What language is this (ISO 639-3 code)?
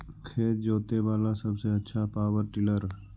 mag